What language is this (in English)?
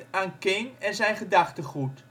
Dutch